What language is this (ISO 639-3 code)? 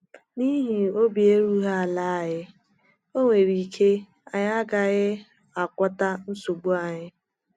ibo